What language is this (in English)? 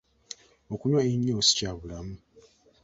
Ganda